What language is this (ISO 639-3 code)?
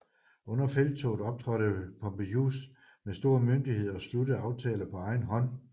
dan